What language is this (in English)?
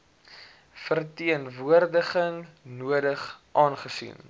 Afrikaans